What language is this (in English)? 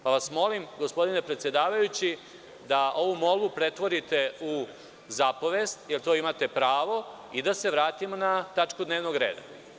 Serbian